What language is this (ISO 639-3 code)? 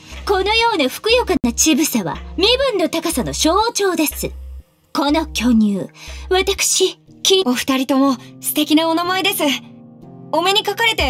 jpn